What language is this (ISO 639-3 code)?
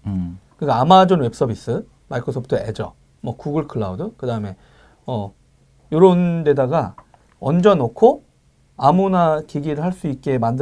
kor